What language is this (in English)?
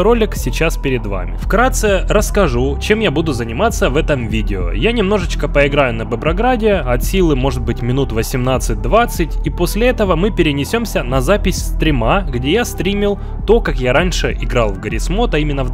Russian